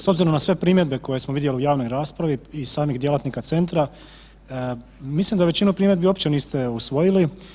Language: Croatian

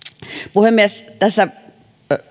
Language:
Finnish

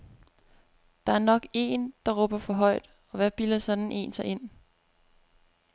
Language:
Danish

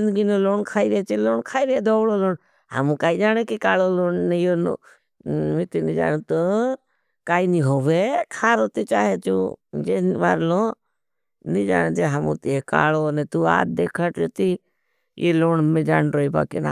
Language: Bhili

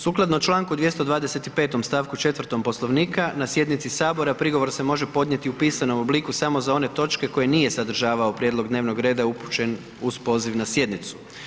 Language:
Croatian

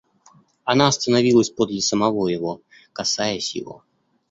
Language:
Russian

